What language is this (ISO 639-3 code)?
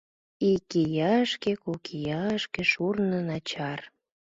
chm